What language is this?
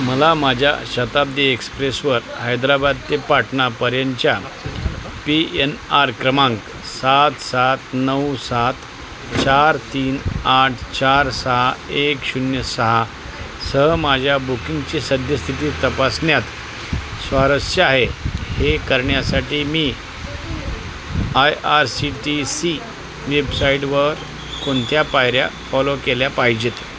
Marathi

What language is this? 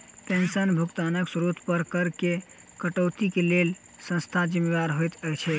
Maithili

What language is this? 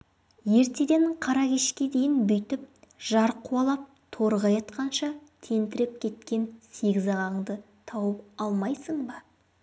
Kazakh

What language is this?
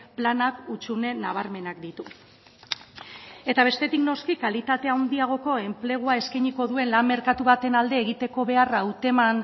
Basque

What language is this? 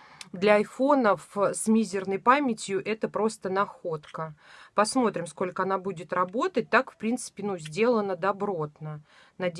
Russian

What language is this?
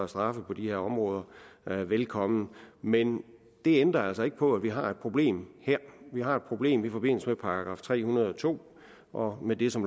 Danish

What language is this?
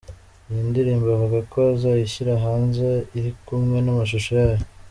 Kinyarwanda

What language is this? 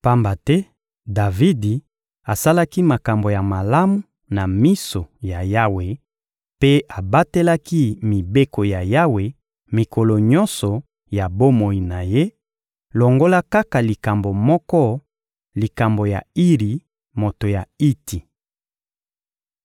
Lingala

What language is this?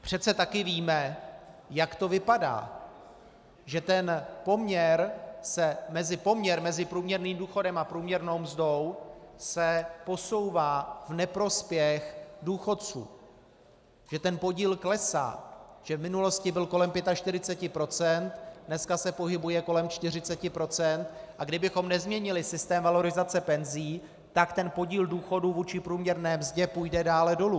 Czech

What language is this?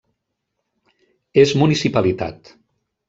Catalan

